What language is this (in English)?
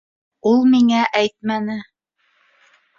Bashkir